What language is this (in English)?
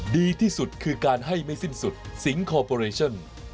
Thai